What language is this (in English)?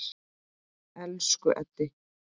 Icelandic